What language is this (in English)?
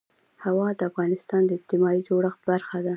Pashto